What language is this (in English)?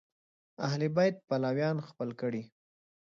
Pashto